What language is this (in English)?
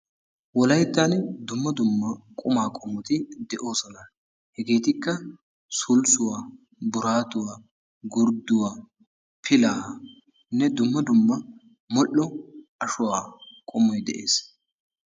Wolaytta